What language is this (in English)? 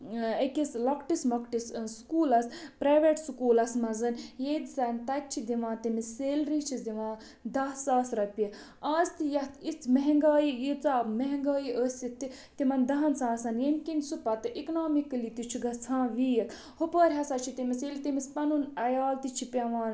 Kashmiri